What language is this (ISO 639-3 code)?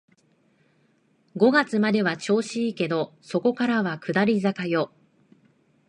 jpn